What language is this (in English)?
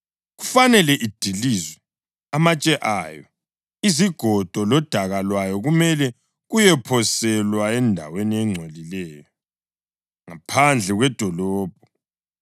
North Ndebele